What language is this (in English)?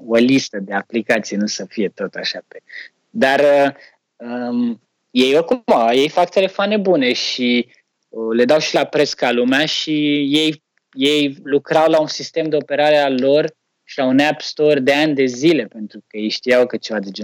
Romanian